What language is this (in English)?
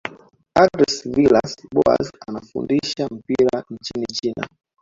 Swahili